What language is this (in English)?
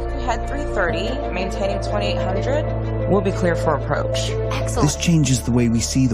Greek